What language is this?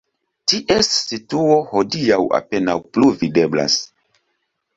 Esperanto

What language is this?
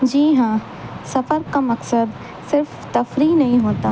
Urdu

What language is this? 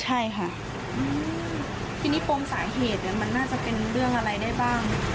Thai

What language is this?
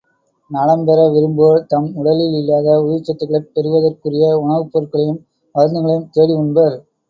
Tamil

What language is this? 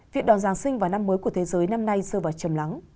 Vietnamese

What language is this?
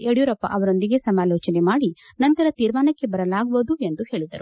Kannada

